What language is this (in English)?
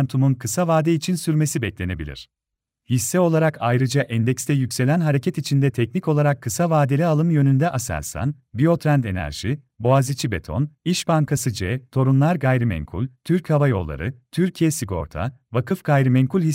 Turkish